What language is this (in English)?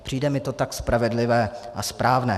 Czech